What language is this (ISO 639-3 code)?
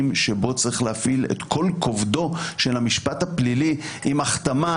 heb